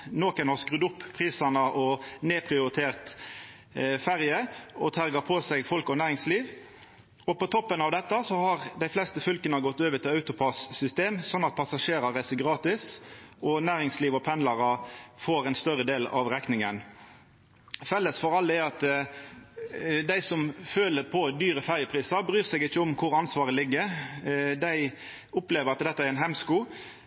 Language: Norwegian Nynorsk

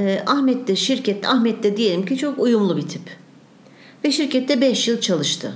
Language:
Turkish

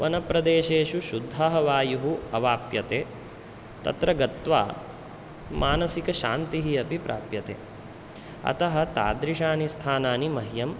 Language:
Sanskrit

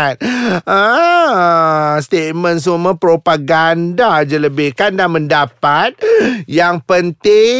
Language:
Malay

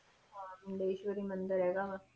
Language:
Punjabi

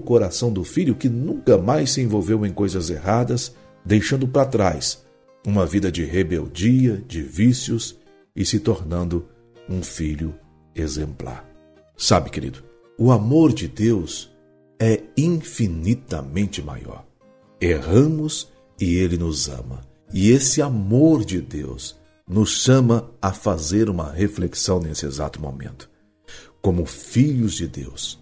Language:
Portuguese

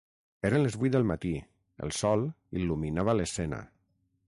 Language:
Catalan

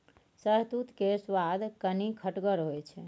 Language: Maithili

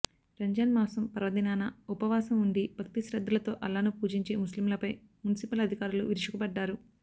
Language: Telugu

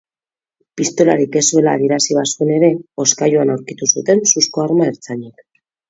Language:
Basque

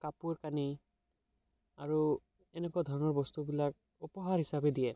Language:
Assamese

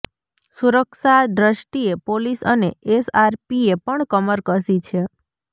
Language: Gujarati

